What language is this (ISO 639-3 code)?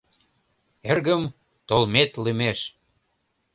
chm